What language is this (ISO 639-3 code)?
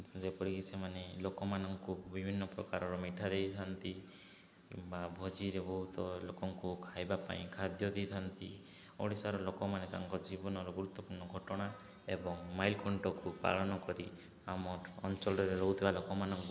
ori